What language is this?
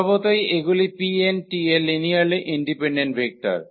Bangla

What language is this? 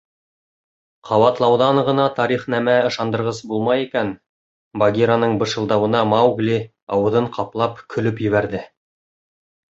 Bashkir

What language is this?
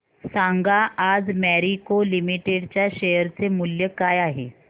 Marathi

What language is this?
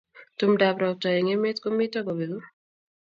Kalenjin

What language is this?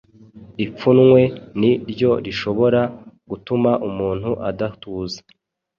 Kinyarwanda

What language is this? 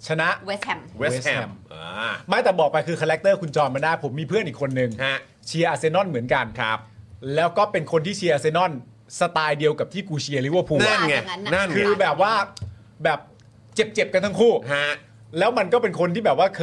Thai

